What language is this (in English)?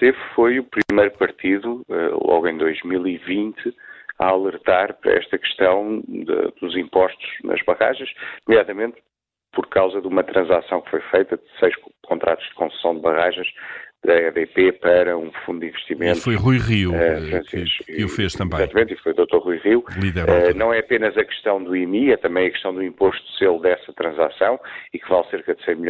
Portuguese